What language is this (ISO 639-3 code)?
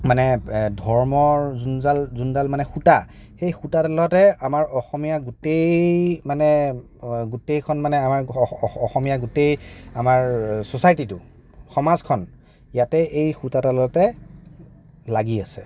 asm